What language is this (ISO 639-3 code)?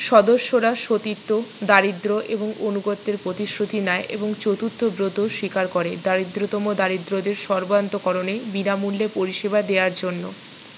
ben